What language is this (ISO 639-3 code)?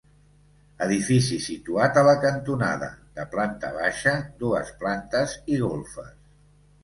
cat